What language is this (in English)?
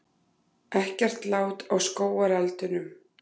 Icelandic